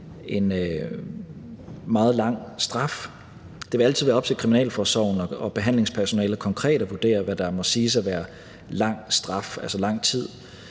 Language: Danish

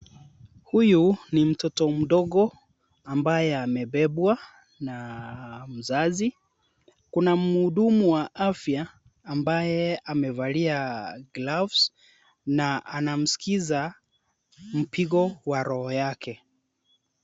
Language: Swahili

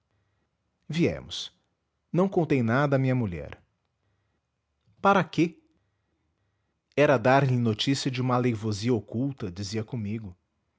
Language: Portuguese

